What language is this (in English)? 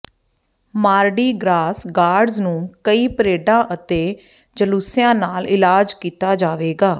Punjabi